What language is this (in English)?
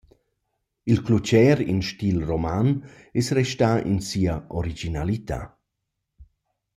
Romansh